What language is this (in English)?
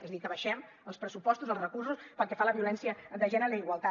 Catalan